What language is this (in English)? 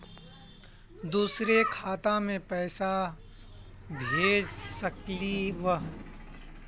Magahi